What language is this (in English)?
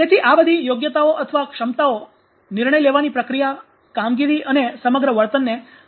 Gujarati